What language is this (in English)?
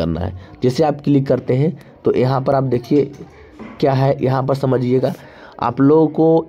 Hindi